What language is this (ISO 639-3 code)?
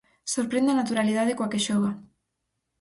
glg